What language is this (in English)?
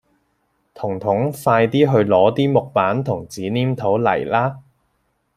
Cantonese